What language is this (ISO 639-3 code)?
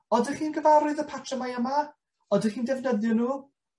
cym